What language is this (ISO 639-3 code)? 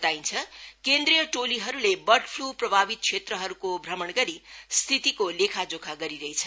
nep